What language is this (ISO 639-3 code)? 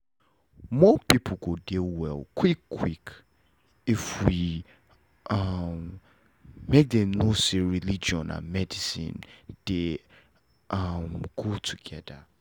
pcm